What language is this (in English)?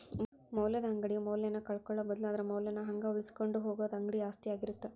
Kannada